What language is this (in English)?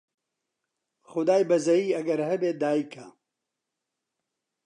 Central Kurdish